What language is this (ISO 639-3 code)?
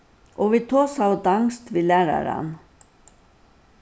fao